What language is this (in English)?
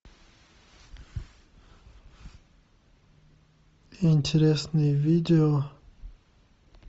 Russian